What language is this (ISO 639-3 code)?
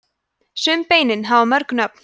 isl